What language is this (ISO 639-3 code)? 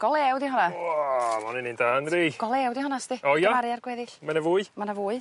cym